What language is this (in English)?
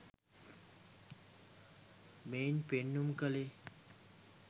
Sinhala